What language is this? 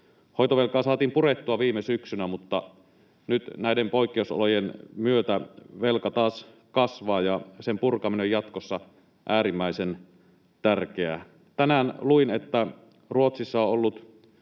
Finnish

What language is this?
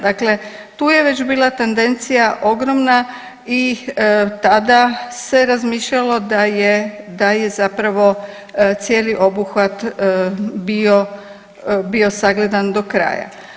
Croatian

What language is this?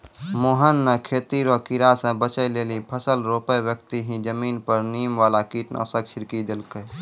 Maithili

